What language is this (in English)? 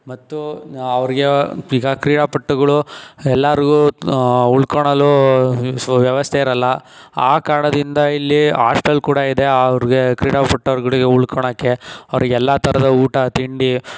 Kannada